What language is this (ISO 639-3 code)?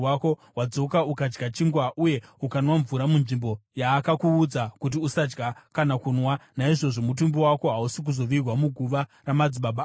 sna